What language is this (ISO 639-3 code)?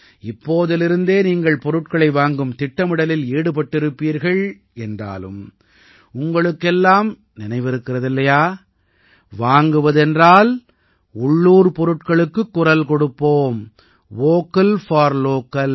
tam